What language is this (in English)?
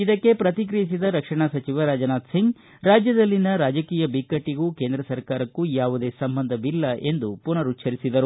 Kannada